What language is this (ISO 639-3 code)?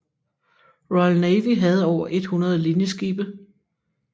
dan